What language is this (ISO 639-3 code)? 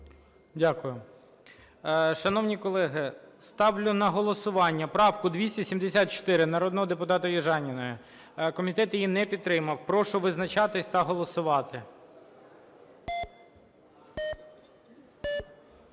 ukr